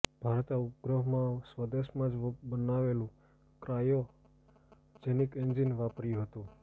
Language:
Gujarati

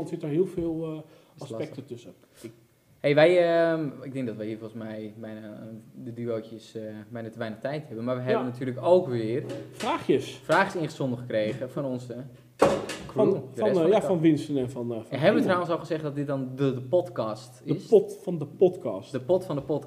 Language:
Dutch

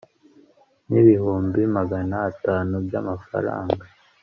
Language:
Kinyarwanda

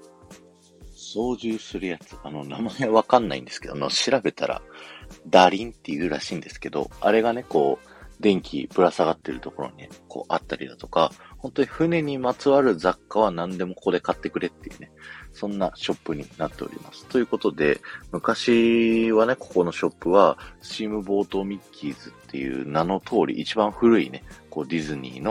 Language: Japanese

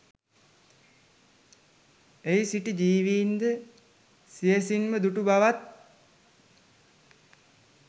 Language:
Sinhala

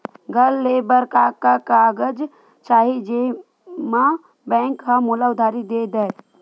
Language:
Chhattisgarhi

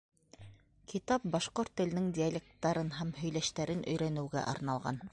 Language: Bashkir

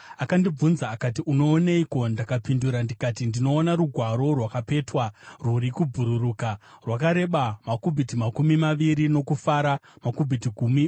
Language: Shona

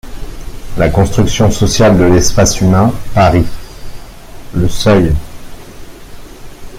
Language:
French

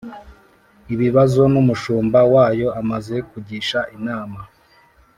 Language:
Kinyarwanda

